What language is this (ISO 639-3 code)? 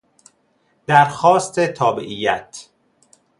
fas